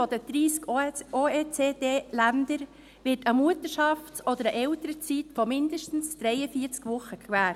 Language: Swiss German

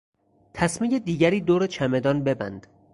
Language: Persian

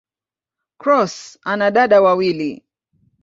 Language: Swahili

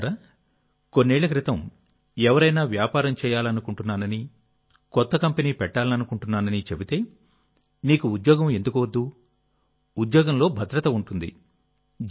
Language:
Telugu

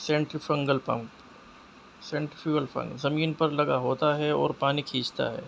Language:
Urdu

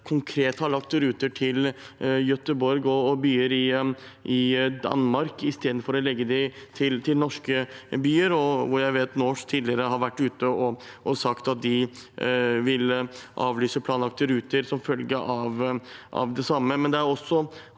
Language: Norwegian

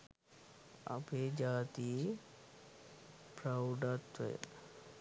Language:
Sinhala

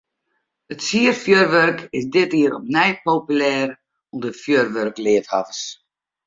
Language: Western Frisian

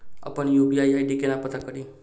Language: Maithili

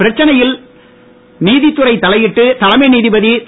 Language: Tamil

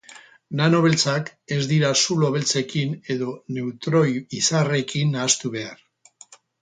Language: Basque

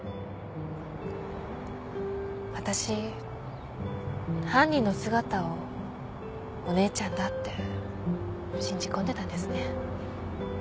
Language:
Japanese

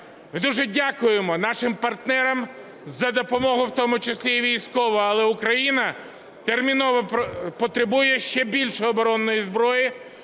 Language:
Ukrainian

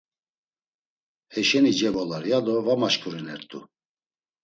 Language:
Laz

